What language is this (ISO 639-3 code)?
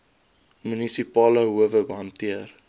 afr